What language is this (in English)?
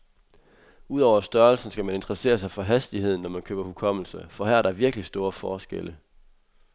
Danish